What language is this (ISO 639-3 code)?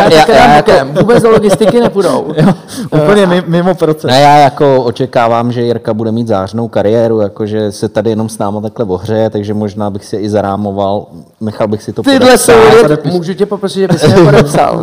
ces